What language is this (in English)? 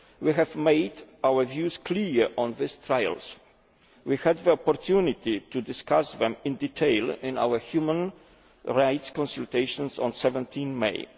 English